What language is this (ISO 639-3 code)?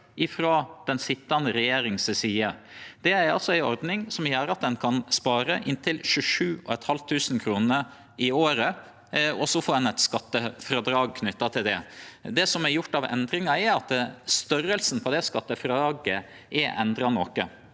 nor